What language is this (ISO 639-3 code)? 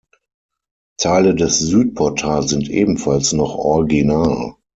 deu